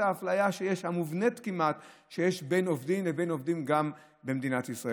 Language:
Hebrew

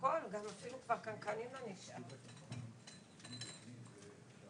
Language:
Hebrew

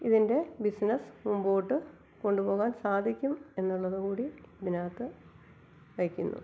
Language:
Malayalam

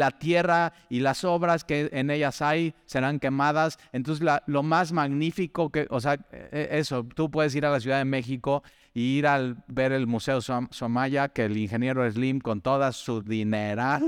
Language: Spanish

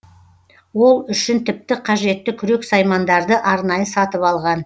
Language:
Kazakh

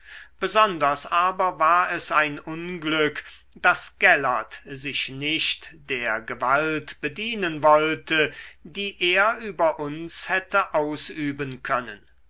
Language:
German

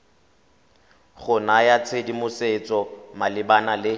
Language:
Tswana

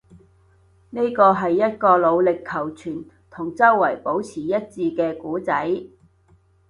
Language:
Cantonese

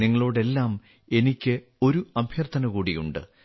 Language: Malayalam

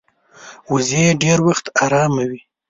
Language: Pashto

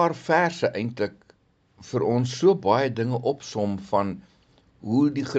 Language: Dutch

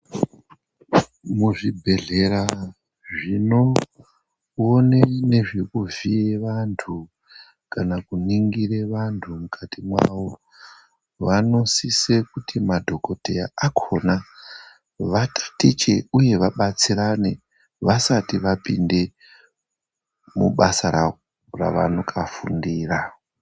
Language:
Ndau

